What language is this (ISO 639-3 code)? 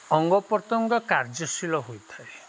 ori